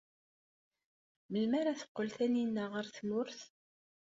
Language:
Kabyle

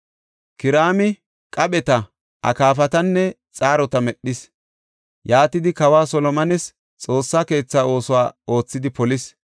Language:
Gofa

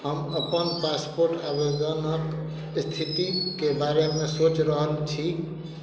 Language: Maithili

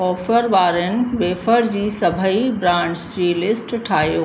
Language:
Sindhi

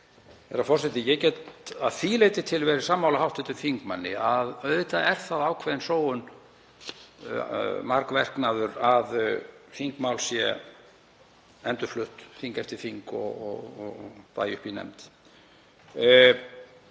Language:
Icelandic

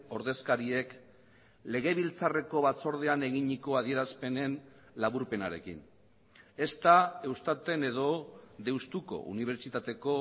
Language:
Basque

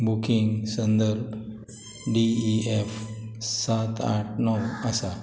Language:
Konkani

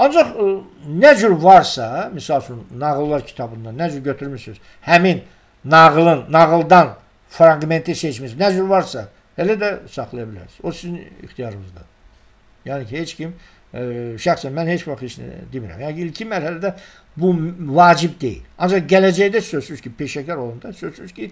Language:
Turkish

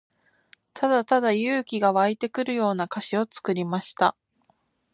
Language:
Japanese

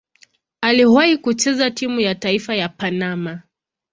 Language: Swahili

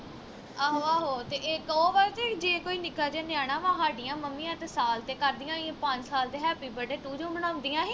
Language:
Punjabi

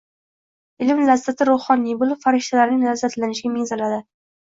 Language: Uzbek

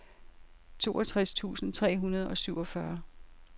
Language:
Danish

